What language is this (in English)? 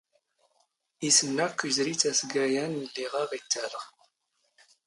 Standard Moroccan Tamazight